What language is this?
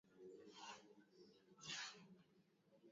Swahili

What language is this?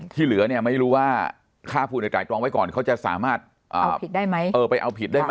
Thai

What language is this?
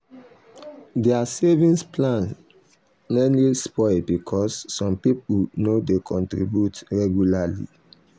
Nigerian Pidgin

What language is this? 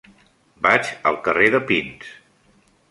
Catalan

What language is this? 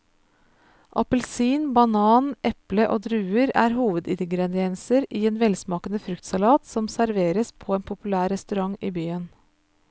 Norwegian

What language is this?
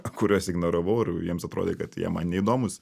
Lithuanian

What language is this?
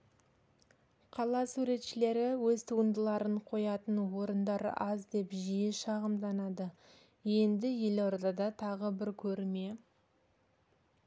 Kazakh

